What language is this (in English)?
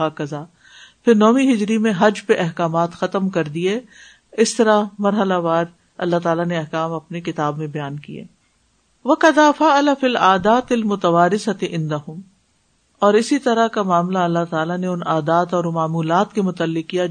Urdu